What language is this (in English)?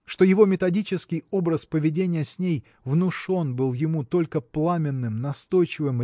Russian